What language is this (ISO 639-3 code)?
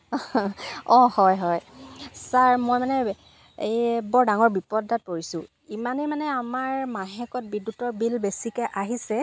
asm